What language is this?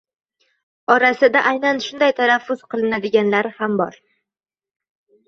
Uzbek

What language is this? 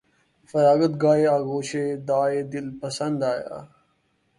Urdu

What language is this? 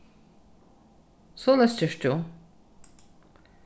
Faroese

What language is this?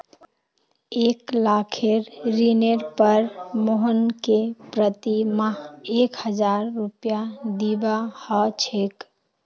Magahi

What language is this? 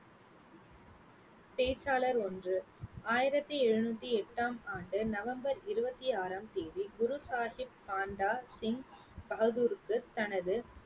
Tamil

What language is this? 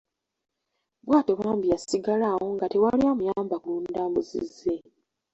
Ganda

